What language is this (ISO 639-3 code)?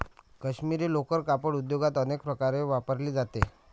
mar